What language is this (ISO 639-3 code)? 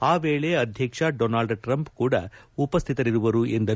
kan